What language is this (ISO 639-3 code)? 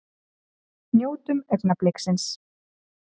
isl